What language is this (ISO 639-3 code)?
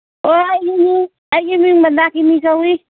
mni